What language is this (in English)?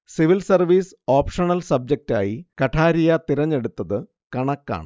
Malayalam